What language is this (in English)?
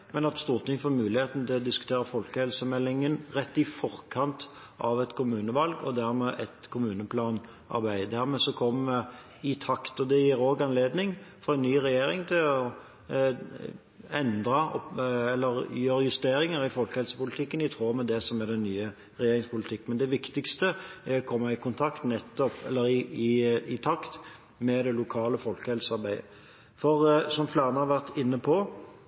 Norwegian Bokmål